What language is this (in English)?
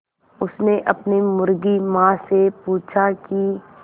Hindi